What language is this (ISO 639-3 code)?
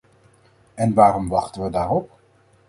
nld